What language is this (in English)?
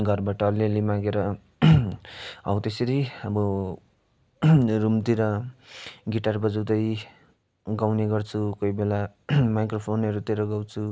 Nepali